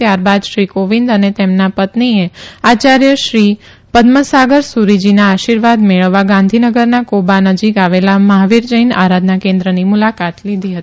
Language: Gujarati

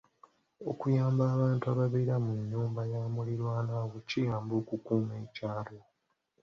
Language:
Ganda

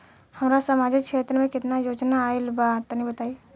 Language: Bhojpuri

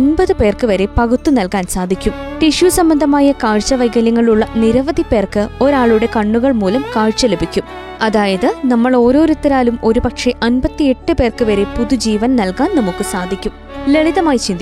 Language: Malayalam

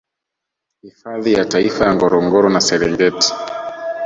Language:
Swahili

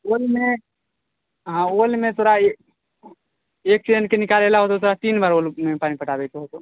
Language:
Maithili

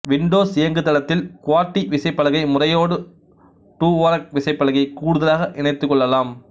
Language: Tamil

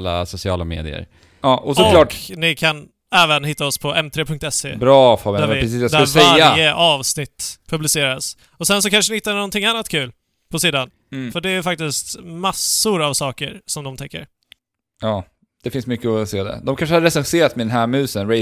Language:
Swedish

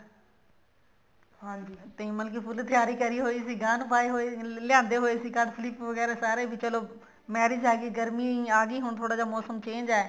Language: Punjabi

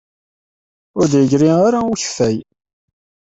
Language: Kabyle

